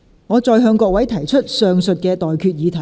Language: Cantonese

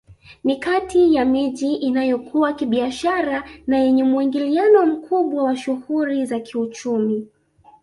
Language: Swahili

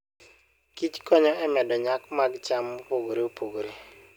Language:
Luo (Kenya and Tanzania)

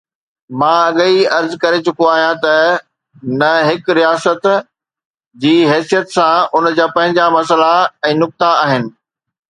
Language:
Sindhi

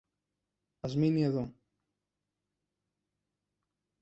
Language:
Greek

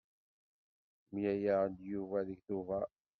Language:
Kabyle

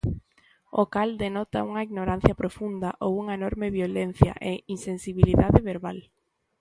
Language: Galician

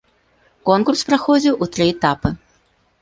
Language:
Belarusian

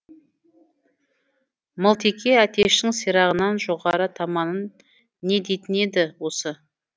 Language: Kazakh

